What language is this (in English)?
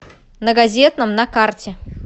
Russian